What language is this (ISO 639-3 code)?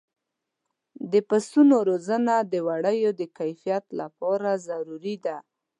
pus